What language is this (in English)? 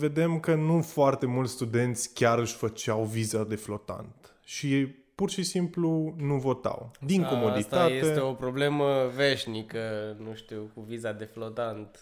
Romanian